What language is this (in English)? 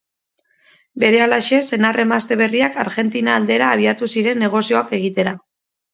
Basque